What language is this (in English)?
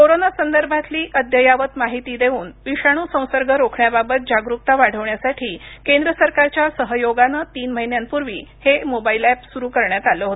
Marathi